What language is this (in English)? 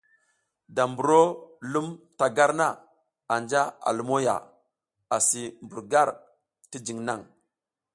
South Giziga